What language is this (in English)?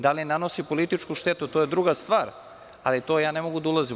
Serbian